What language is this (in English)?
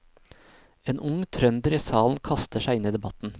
Norwegian